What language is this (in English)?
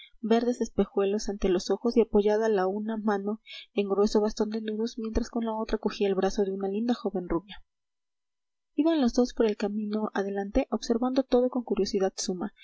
Spanish